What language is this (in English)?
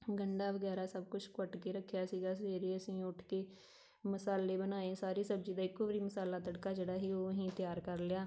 Punjabi